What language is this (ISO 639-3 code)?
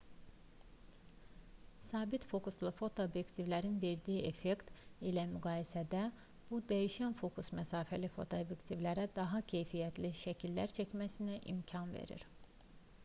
aze